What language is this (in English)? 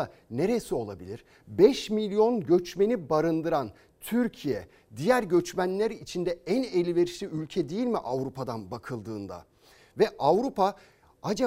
Turkish